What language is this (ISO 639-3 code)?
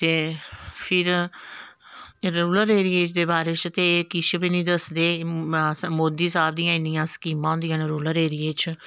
doi